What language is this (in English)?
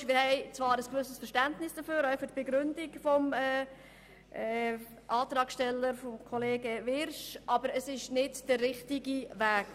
Swiss German